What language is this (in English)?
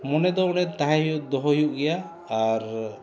Santali